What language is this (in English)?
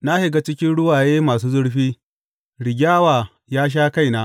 Hausa